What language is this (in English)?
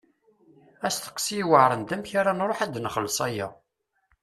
Kabyle